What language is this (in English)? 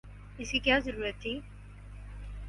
Urdu